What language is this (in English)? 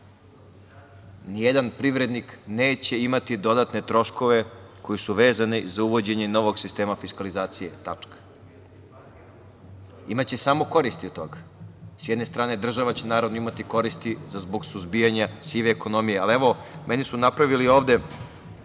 Serbian